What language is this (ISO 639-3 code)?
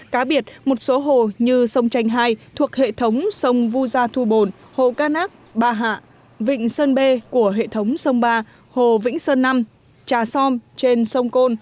vie